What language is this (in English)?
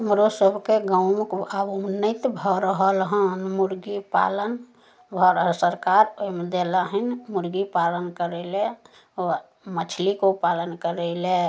Maithili